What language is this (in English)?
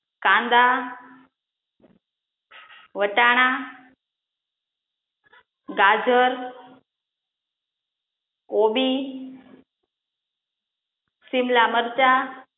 Gujarati